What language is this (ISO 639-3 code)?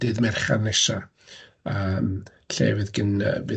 cym